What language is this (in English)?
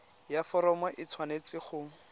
Tswana